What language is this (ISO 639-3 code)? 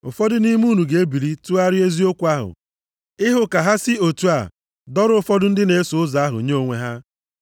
ibo